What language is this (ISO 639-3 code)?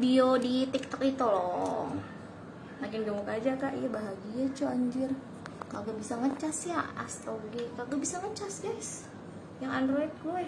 ind